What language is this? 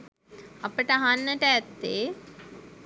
Sinhala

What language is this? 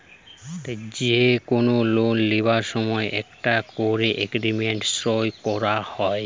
Bangla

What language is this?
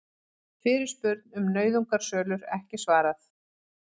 Icelandic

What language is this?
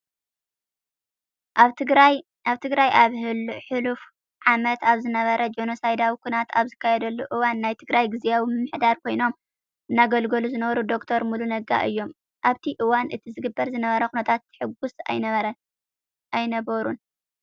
Tigrinya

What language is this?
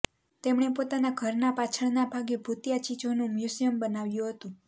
Gujarati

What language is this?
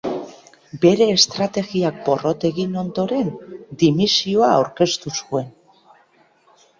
Basque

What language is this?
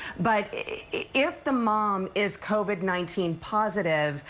English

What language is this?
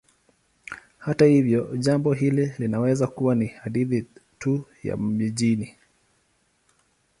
Swahili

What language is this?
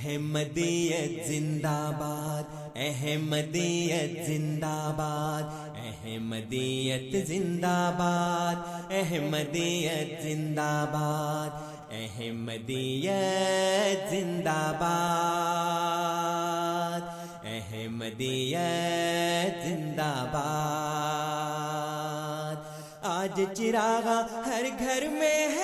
Urdu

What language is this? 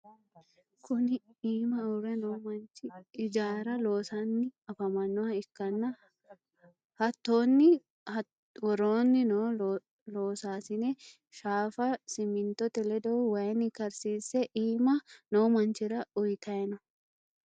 Sidamo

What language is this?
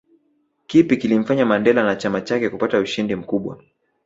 Swahili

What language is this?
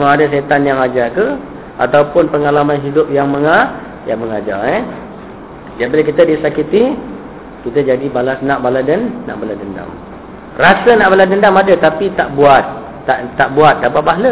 Malay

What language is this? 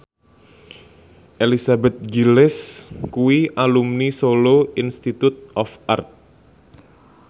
Javanese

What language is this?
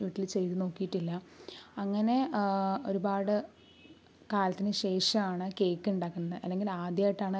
Malayalam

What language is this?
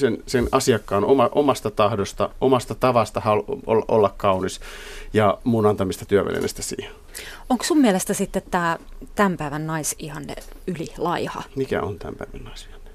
Finnish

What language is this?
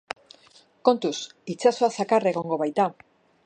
Basque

